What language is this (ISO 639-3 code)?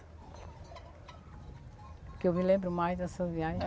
por